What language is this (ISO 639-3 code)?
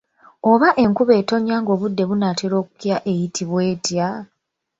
lug